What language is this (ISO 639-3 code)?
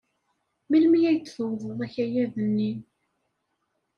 kab